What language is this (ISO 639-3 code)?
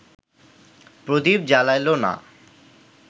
ben